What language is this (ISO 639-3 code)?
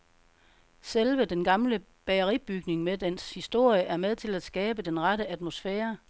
dan